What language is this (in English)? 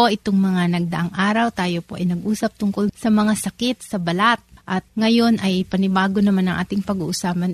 Filipino